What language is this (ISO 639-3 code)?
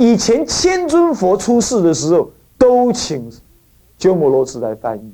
zho